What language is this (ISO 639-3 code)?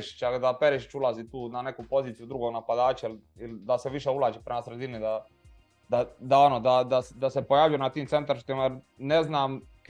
hrv